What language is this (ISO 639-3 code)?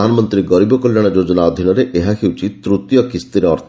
ori